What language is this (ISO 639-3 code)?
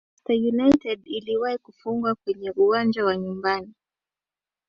swa